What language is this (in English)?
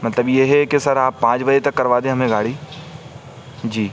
Urdu